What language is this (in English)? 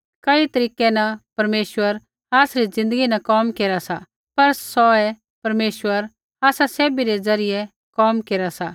Kullu Pahari